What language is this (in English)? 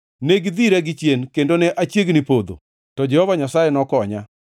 Luo (Kenya and Tanzania)